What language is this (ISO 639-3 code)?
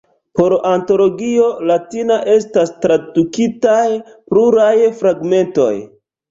epo